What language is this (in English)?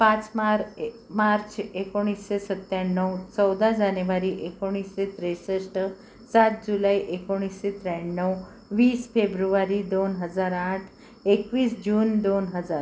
Marathi